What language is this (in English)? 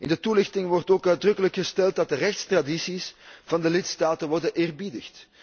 Dutch